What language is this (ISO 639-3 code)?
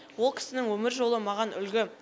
kaz